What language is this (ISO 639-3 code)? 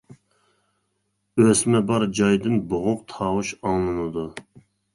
uig